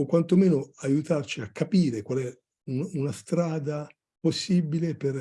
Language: Italian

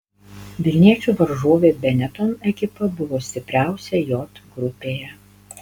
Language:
Lithuanian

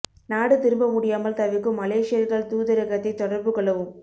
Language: Tamil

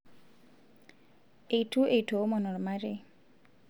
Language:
Masai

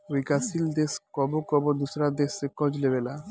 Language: Bhojpuri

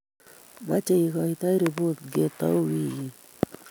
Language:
Kalenjin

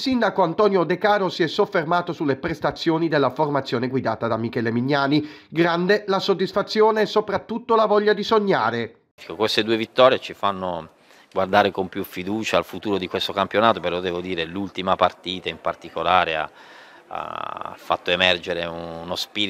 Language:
Italian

